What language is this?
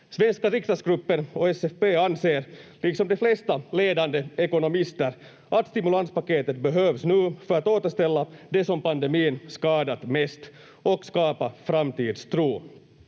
Finnish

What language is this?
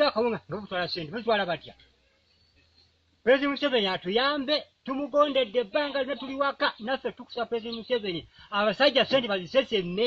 Turkish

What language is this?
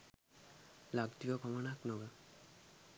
Sinhala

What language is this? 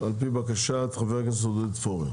Hebrew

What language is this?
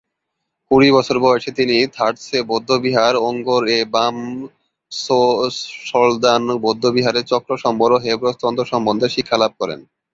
Bangla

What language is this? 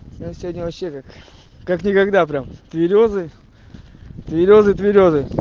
Russian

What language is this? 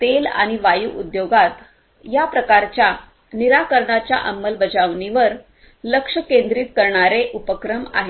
Marathi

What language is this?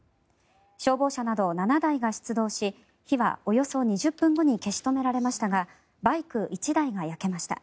Japanese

